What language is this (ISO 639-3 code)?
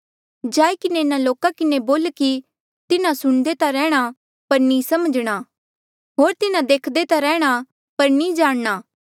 mjl